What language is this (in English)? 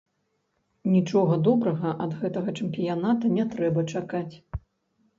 Belarusian